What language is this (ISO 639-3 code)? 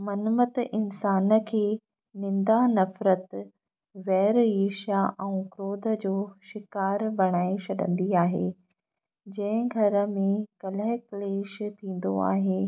snd